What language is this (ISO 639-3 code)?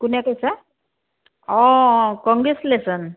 asm